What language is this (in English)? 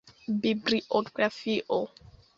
Esperanto